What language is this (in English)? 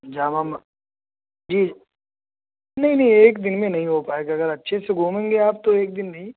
Urdu